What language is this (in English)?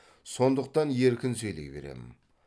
Kazakh